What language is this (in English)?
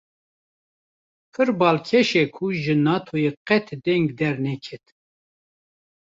Kurdish